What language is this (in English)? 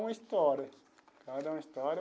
Portuguese